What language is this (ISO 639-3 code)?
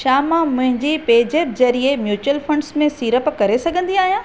snd